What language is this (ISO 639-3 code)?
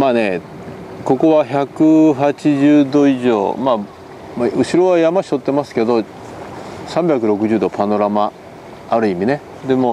jpn